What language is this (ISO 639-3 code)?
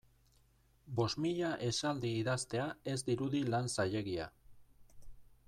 eus